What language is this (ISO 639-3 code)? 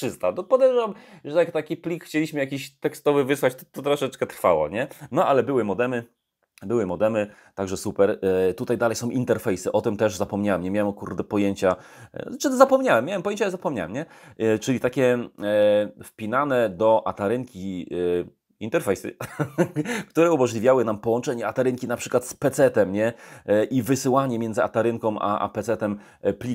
pol